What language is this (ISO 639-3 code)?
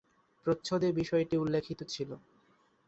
ben